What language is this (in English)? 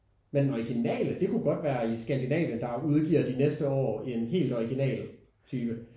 Danish